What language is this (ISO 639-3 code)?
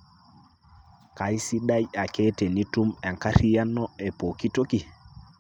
mas